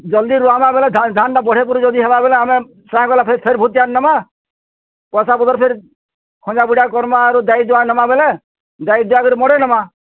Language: Odia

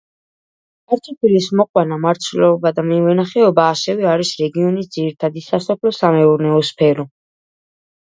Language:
Georgian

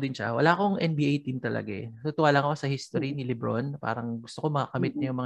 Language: Filipino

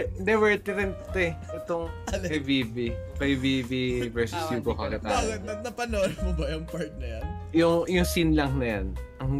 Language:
Filipino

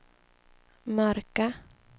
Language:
Swedish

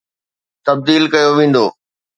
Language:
Sindhi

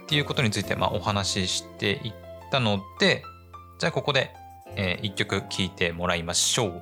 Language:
Japanese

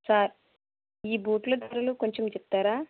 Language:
Telugu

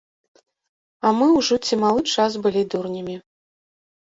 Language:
Belarusian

